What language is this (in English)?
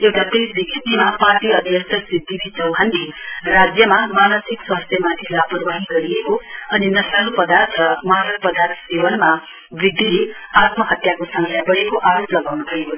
Nepali